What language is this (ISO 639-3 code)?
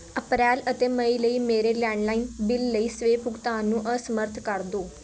pan